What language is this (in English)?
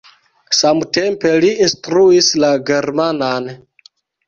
Esperanto